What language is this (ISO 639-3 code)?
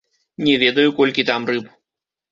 bel